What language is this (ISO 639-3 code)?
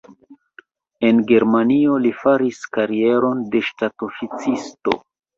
epo